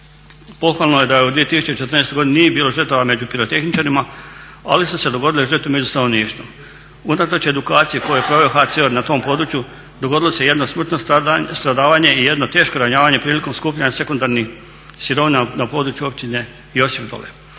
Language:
Croatian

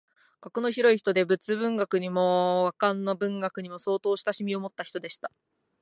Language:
Japanese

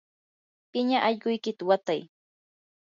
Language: Yanahuanca Pasco Quechua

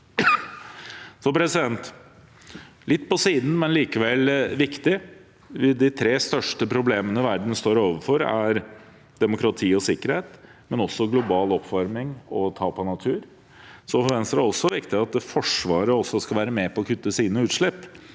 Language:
Norwegian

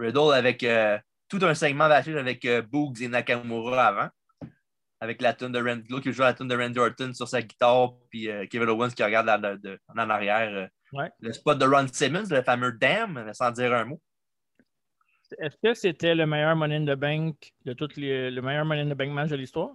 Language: French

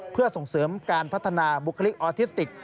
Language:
Thai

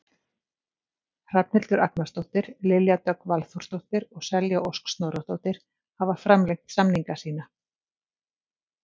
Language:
Icelandic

